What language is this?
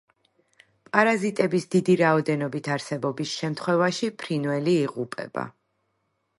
Georgian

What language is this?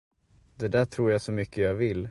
Swedish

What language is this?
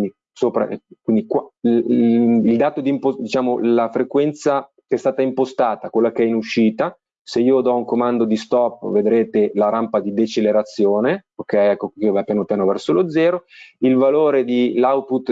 Italian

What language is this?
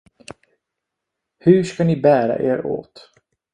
Swedish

